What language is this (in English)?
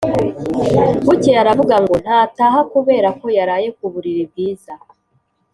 Kinyarwanda